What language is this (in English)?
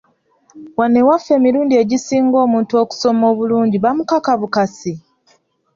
Ganda